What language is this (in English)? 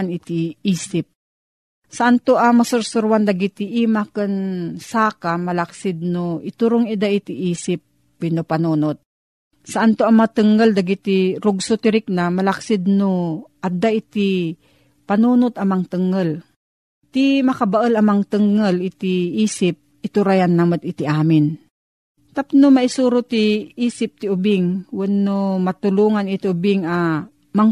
Filipino